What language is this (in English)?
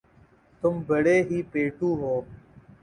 Urdu